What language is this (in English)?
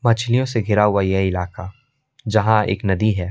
Hindi